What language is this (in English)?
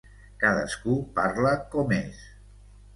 Catalan